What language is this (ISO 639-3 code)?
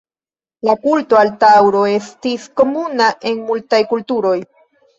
epo